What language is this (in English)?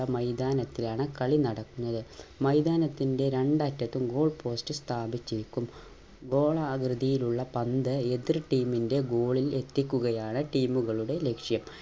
Malayalam